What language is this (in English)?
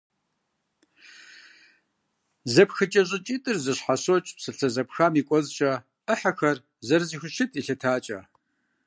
Kabardian